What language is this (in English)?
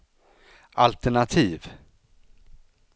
Swedish